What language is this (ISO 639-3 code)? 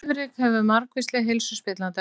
isl